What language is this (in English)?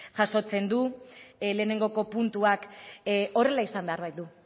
Basque